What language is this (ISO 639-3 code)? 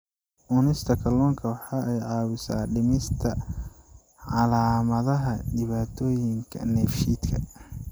som